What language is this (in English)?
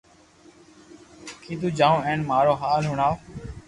Loarki